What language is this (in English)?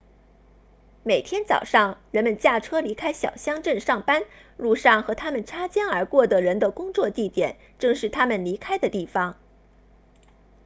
Chinese